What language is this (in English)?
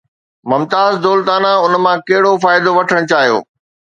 Sindhi